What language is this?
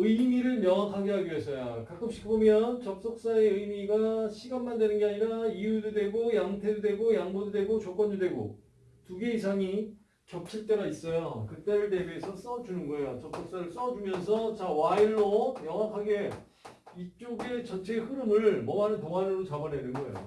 Korean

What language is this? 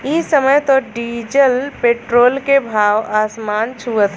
Bhojpuri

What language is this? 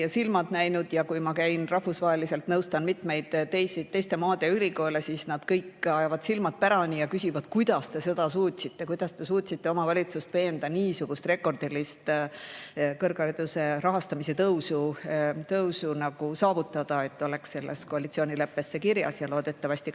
Estonian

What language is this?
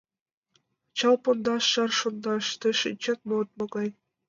Mari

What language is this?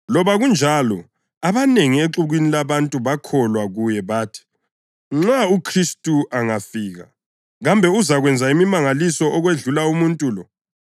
North Ndebele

